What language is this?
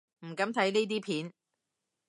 Cantonese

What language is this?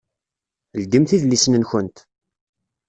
Kabyle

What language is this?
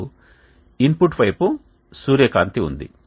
Telugu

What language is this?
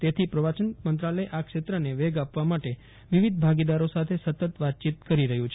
Gujarati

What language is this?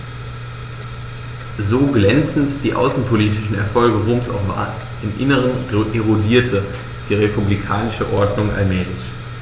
German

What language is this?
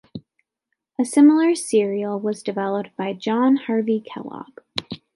English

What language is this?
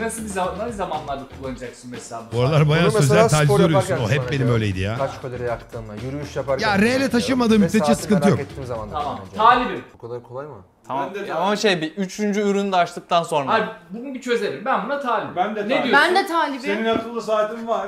Turkish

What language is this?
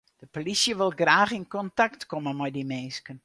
Western Frisian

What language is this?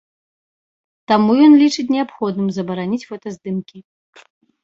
Belarusian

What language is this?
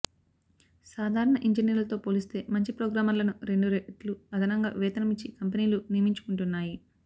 Telugu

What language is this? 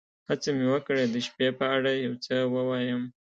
Pashto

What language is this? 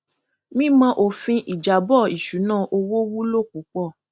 Yoruba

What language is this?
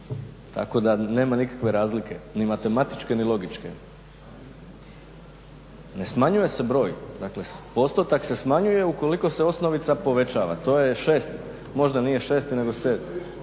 Croatian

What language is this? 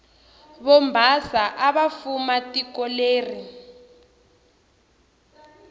Tsonga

